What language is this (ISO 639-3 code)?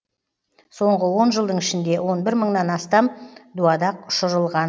kaz